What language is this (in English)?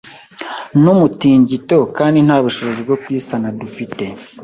Kinyarwanda